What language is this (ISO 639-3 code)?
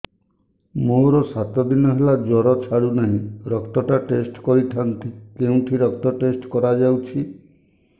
ori